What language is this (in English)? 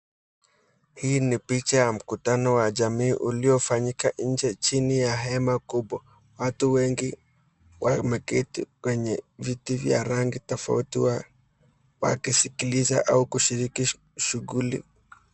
Swahili